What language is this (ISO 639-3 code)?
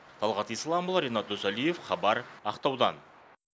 kaz